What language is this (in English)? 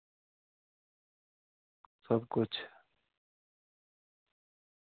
Dogri